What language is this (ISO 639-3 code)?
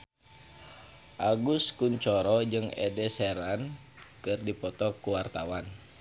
sun